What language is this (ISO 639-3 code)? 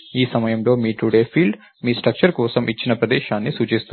tel